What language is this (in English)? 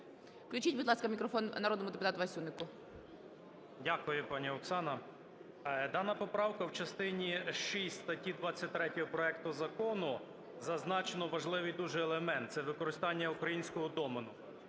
Ukrainian